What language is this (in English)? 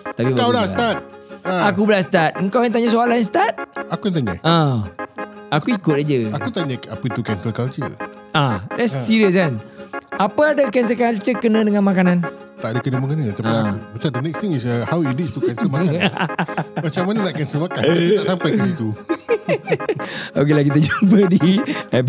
Malay